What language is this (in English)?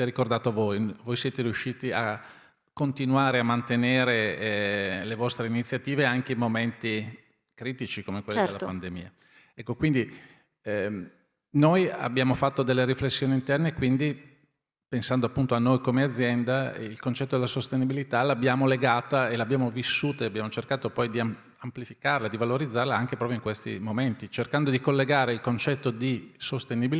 Italian